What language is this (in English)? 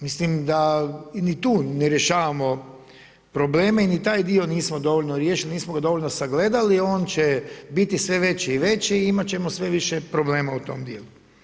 Croatian